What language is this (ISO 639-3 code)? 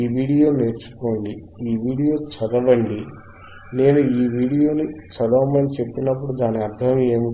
tel